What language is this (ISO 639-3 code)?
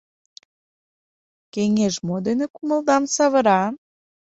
chm